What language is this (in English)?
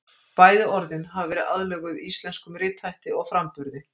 Icelandic